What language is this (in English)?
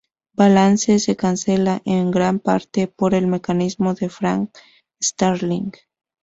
Spanish